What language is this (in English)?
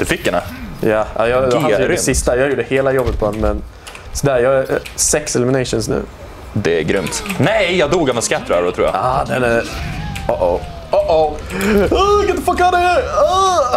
Swedish